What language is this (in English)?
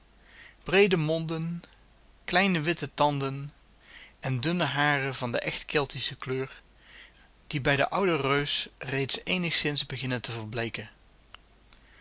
Dutch